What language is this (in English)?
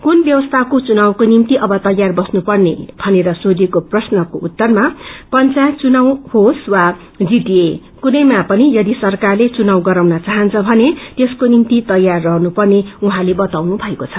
Nepali